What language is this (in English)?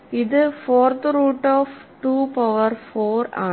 Malayalam